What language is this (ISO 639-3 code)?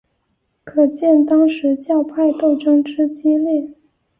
zho